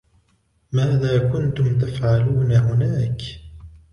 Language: Arabic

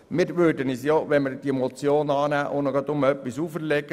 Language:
Swiss German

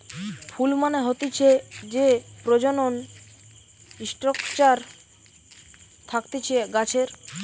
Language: Bangla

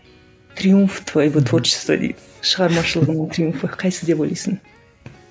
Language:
Kazakh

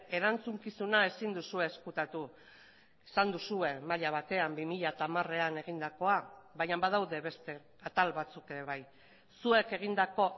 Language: Basque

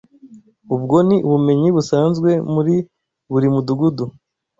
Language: Kinyarwanda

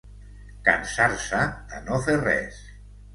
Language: Catalan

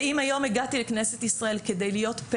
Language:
Hebrew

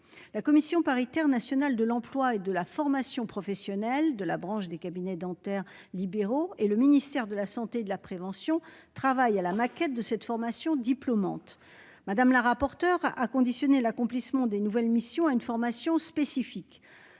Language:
French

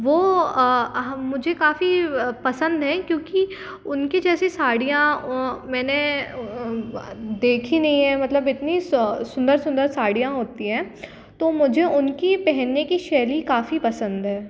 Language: Hindi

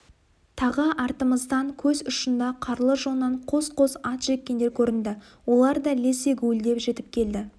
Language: Kazakh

